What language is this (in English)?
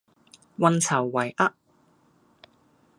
Cantonese